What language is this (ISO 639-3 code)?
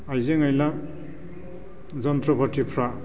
brx